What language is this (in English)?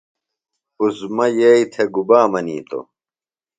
Phalura